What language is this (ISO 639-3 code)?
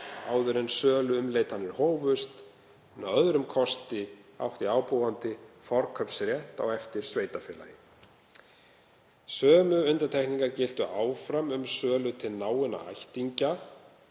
isl